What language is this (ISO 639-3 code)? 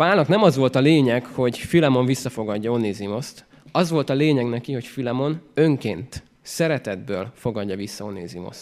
hun